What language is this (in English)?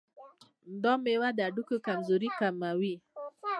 Pashto